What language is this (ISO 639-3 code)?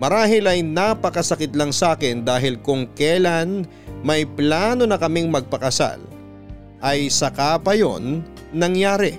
fil